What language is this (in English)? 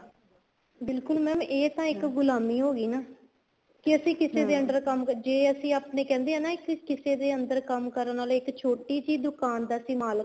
Punjabi